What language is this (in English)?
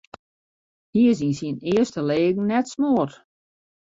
Western Frisian